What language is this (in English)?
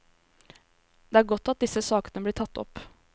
Norwegian